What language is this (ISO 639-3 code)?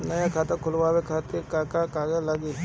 bho